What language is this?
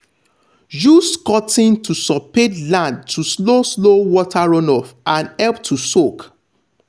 Nigerian Pidgin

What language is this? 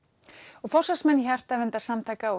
Icelandic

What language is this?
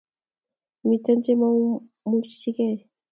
Kalenjin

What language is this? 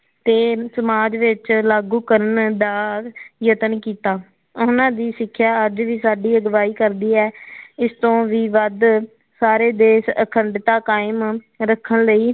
Punjabi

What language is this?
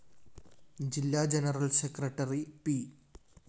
Malayalam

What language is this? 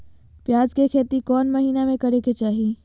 Magahi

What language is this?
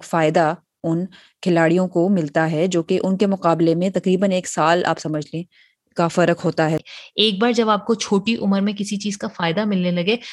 Urdu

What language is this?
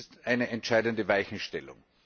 German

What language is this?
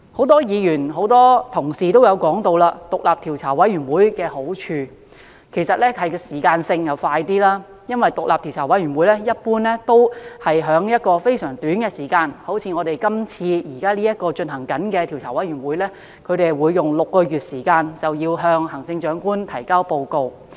Cantonese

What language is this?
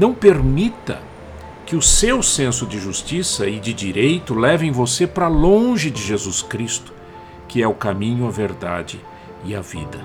Portuguese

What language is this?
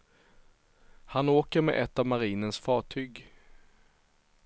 Swedish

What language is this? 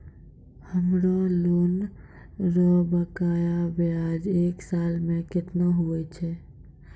Maithili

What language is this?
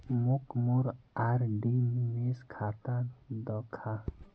Magahi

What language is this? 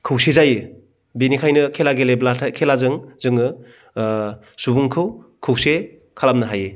Bodo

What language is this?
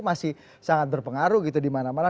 Indonesian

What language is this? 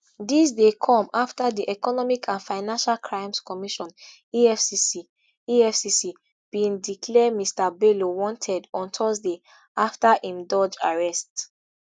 Nigerian Pidgin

